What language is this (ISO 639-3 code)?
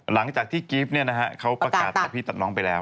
tha